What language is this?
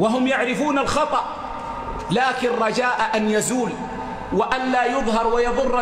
Arabic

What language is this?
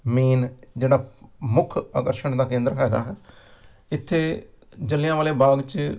Punjabi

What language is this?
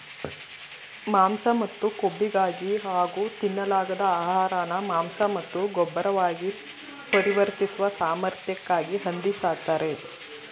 Kannada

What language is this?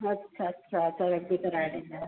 Sindhi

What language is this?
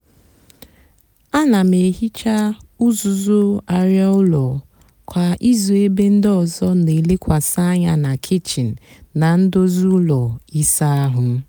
Igbo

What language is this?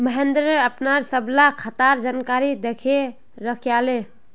Magahi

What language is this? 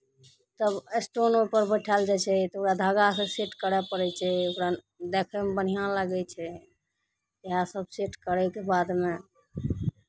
Maithili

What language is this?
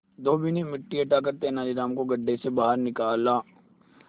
Hindi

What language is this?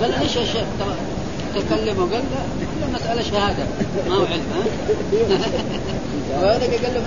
Arabic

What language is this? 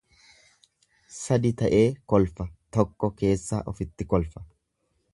Oromo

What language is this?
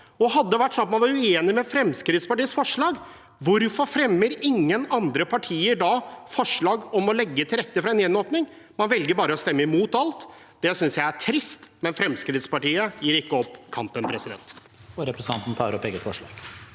Norwegian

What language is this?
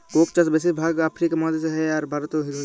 Bangla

